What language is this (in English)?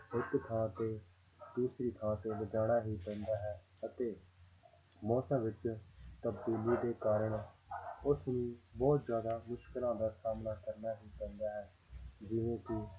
Punjabi